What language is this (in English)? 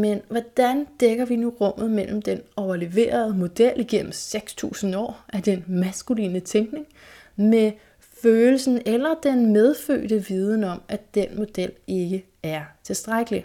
Danish